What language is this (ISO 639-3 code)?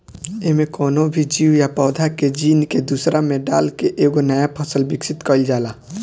bho